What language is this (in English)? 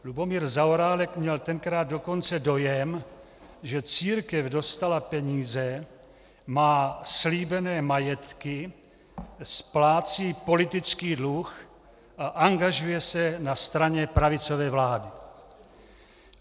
Czech